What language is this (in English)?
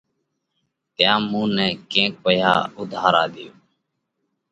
Parkari Koli